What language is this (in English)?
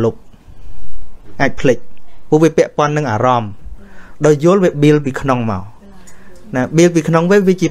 Vietnamese